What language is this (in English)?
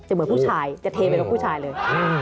Thai